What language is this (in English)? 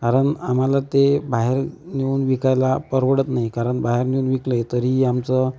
Marathi